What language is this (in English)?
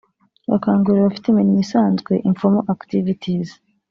Kinyarwanda